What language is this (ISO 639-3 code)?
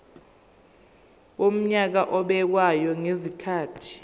zul